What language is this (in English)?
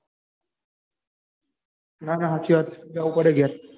Gujarati